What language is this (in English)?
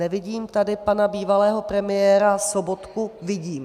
Czech